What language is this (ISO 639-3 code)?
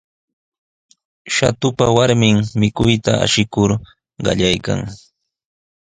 qws